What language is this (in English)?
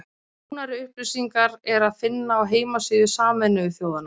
Icelandic